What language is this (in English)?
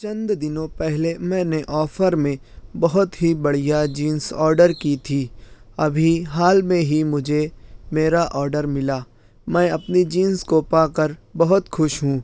Urdu